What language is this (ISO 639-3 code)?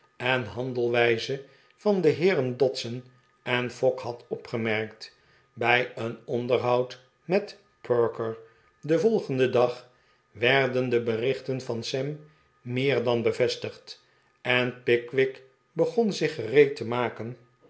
nld